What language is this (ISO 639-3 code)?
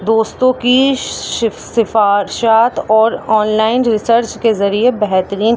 urd